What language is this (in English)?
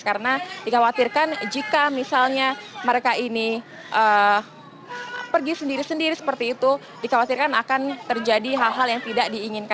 Indonesian